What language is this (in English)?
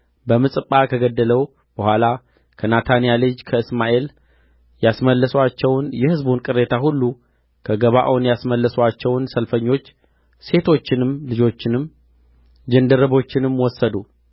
Amharic